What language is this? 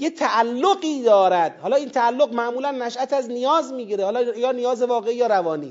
Persian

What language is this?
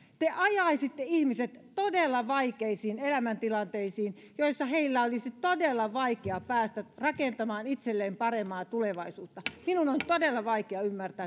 Finnish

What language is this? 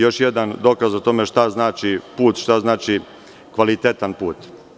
Serbian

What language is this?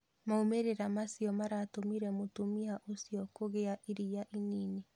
Kikuyu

